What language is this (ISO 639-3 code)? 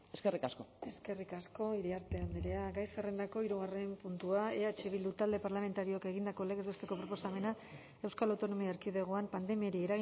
eus